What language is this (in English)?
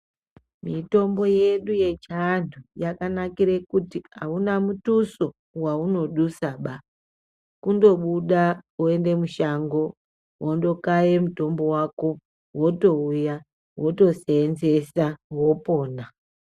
Ndau